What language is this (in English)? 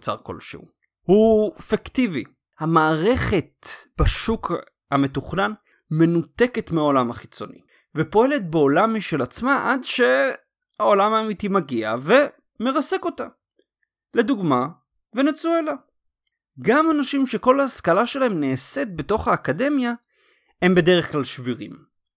Hebrew